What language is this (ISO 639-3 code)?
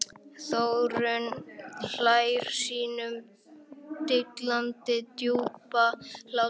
isl